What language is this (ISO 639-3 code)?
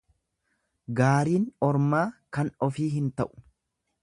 orm